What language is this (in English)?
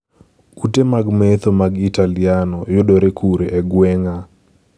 Luo (Kenya and Tanzania)